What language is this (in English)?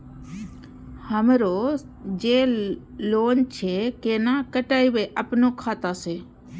Maithili